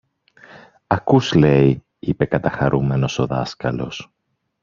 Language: Greek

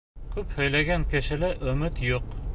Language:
Bashkir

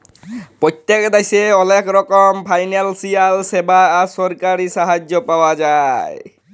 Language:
Bangla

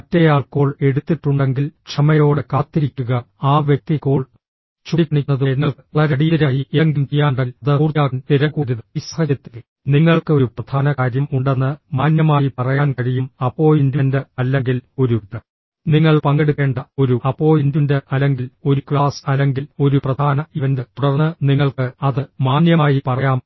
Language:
Malayalam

